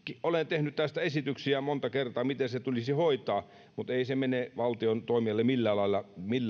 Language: Finnish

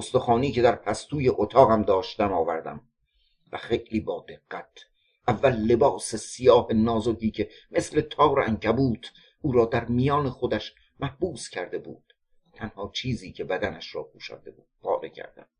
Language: Persian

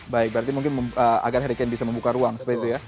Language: Indonesian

